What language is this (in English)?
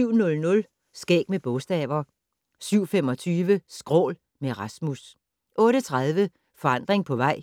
Danish